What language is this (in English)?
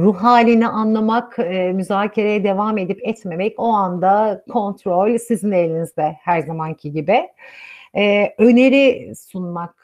Turkish